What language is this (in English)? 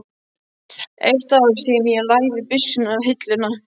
Icelandic